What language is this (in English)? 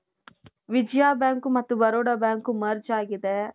Kannada